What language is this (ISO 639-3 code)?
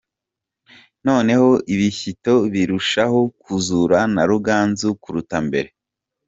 kin